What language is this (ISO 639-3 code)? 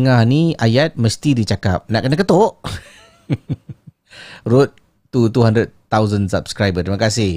msa